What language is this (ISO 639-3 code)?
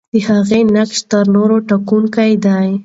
pus